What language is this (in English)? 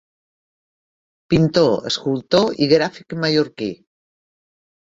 Catalan